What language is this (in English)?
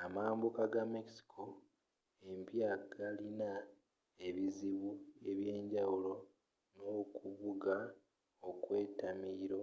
Ganda